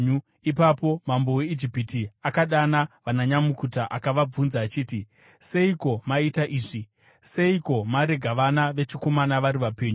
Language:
Shona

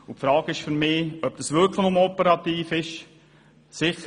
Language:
Swiss German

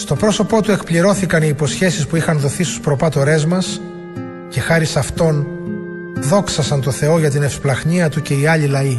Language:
Greek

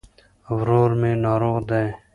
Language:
Pashto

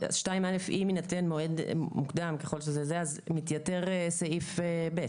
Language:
Hebrew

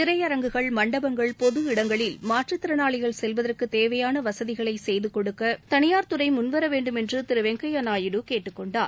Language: Tamil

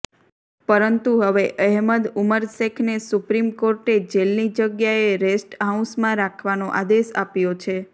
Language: Gujarati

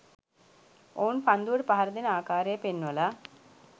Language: Sinhala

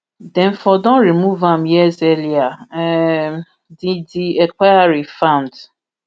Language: Nigerian Pidgin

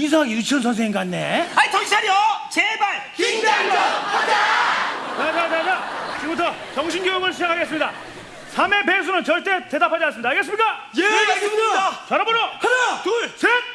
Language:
Korean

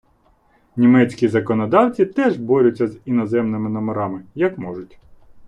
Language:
Ukrainian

